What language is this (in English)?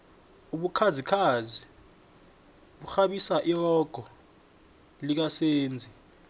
South Ndebele